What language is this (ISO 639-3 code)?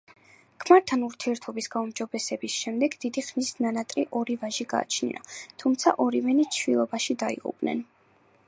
kat